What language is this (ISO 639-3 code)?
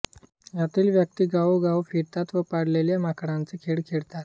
mar